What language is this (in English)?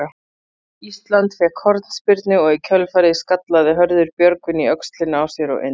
Icelandic